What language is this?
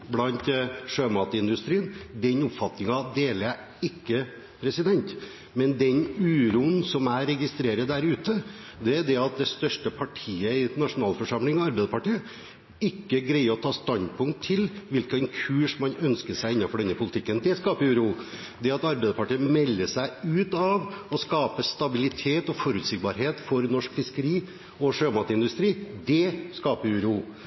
Norwegian Bokmål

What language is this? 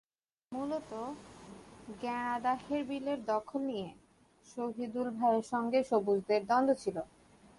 Bangla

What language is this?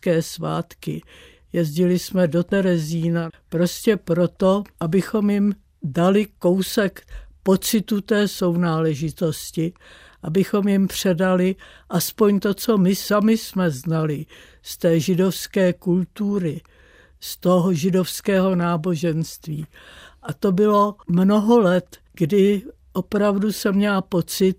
Czech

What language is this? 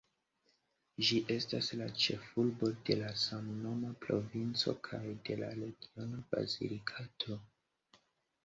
Esperanto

